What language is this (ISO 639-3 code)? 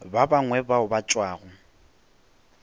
nso